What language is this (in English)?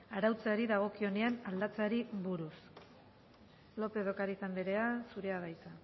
Basque